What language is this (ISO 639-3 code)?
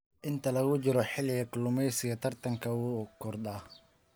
som